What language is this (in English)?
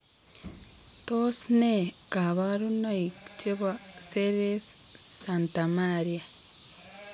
Kalenjin